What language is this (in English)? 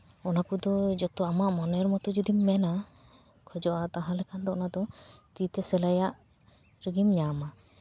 Santali